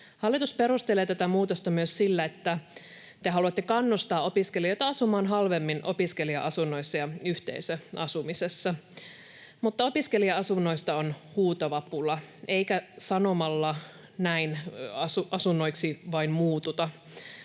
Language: Finnish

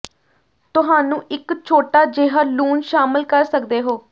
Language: Punjabi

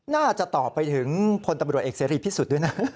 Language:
Thai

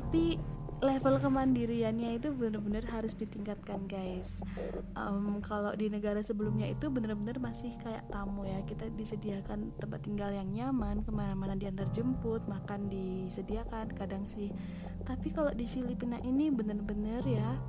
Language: Indonesian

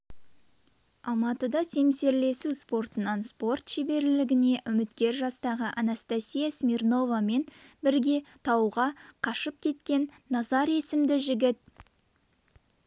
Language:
Kazakh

